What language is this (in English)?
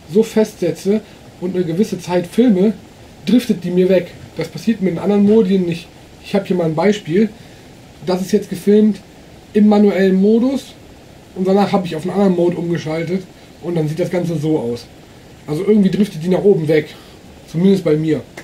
German